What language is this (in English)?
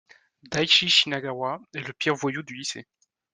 French